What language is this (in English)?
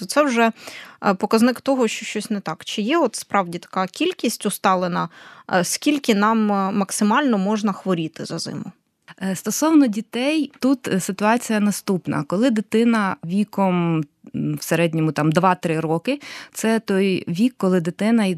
Ukrainian